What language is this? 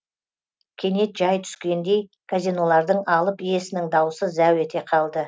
Kazakh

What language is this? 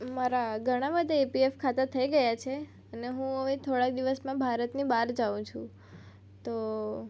Gujarati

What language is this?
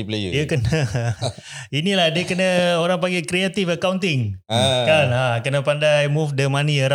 Malay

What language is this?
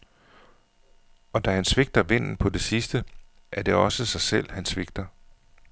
Danish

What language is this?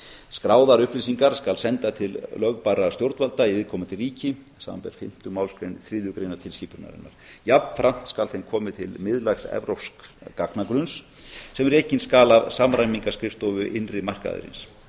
Icelandic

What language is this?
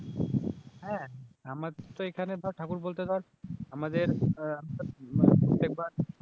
Bangla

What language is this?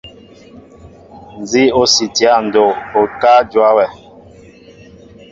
Mbo (Cameroon)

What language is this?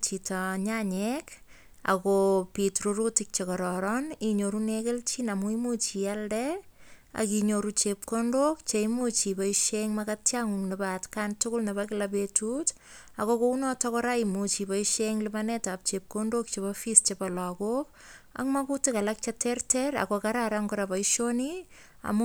Kalenjin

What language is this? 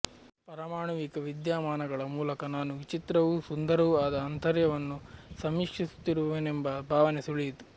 Kannada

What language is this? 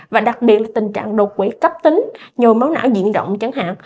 Vietnamese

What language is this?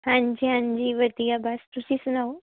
Punjabi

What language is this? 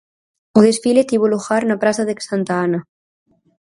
Galician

